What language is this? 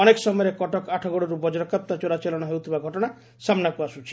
Odia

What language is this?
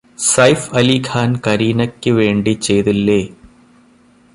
Malayalam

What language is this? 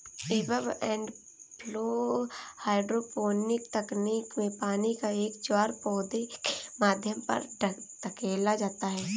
Hindi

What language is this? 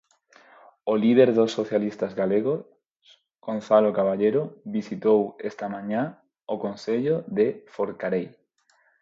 Galician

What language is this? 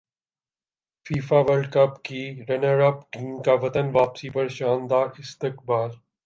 Urdu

